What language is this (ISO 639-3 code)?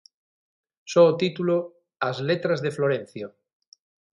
glg